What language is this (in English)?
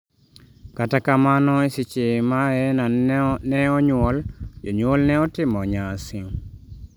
Luo (Kenya and Tanzania)